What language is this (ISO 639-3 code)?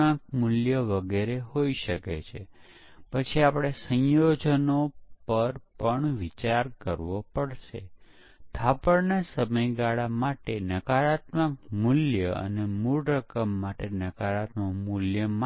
guj